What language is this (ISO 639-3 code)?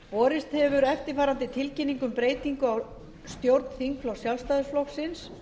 isl